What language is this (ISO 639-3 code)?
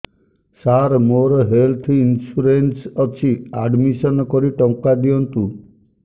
ori